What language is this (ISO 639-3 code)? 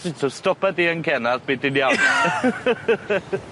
cym